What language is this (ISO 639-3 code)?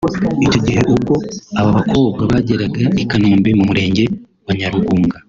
kin